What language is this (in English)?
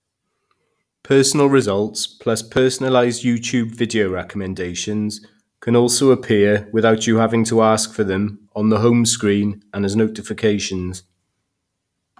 English